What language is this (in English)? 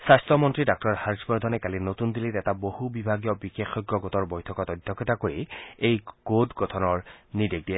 Assamese